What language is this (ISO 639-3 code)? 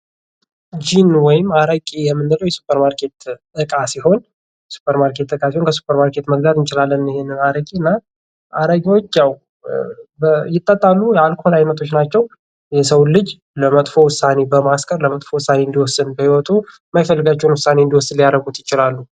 amh